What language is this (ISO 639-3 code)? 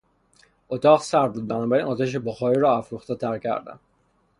fas